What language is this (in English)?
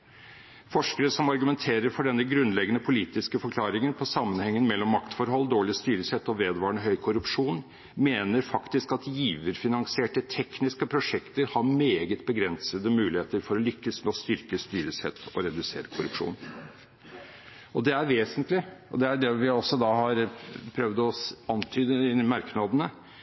Norwegian Bokmål